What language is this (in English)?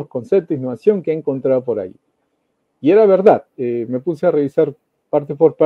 Spanish